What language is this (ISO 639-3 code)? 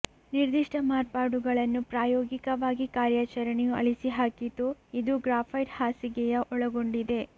kan